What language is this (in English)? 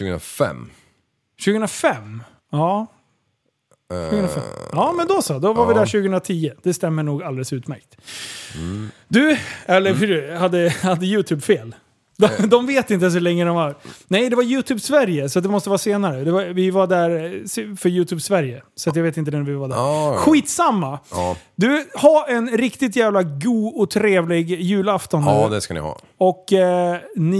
Swedish